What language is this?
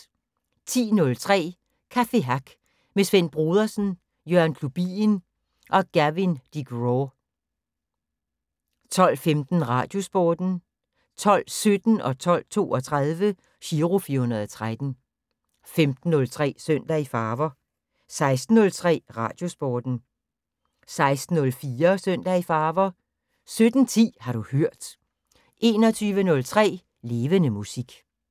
Danish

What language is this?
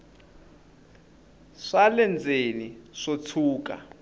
Tsonga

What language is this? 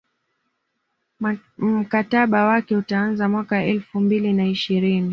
Swahili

